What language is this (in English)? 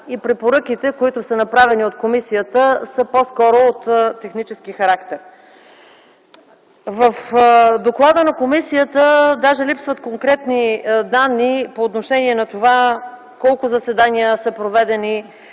Bulgarian